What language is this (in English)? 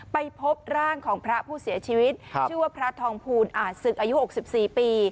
Thai